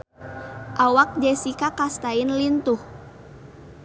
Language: Sundanese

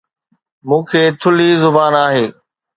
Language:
Sindhi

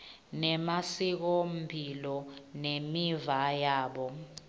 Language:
Swati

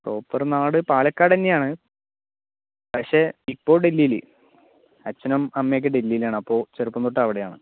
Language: Malayalam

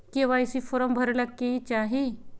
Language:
Magahi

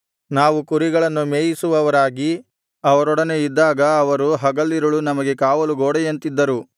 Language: Kannada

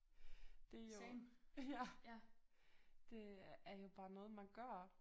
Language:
Danish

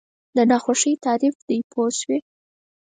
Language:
Pashto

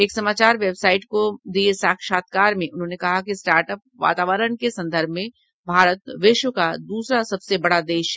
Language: Hindi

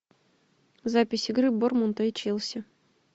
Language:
Russian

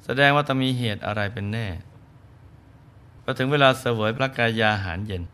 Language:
Thai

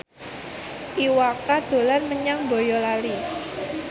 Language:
Javanese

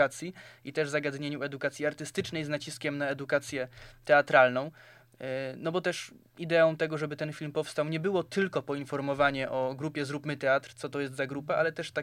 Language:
Polish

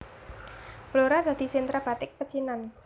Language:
Javanese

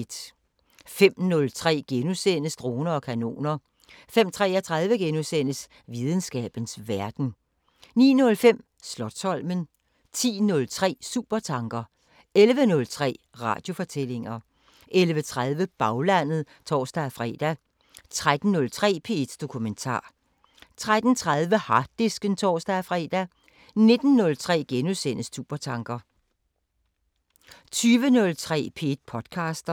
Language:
Danish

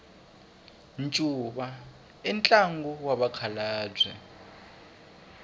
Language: Tsonga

